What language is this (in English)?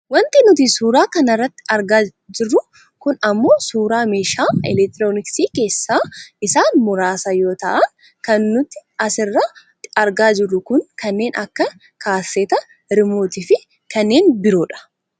Oromo